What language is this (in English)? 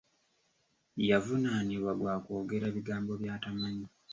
Ganda